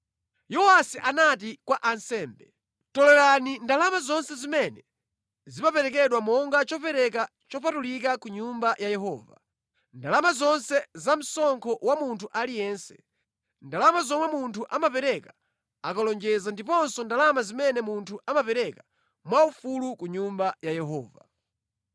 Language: Nyanja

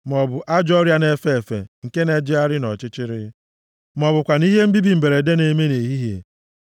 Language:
Igbo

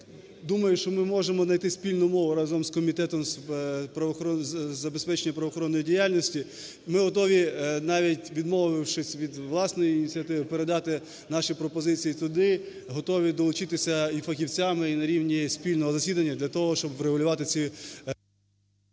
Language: Ukrainian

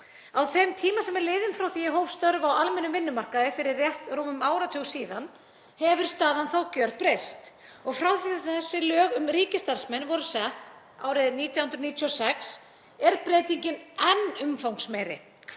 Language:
Icelandic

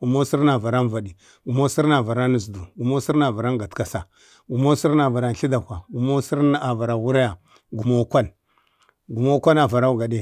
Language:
Bade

